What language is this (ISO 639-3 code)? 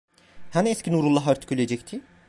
tur